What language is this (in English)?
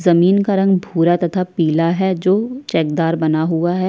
Hindi